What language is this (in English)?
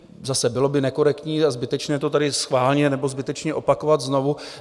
Czech